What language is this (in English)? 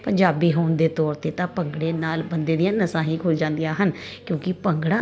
Punjabi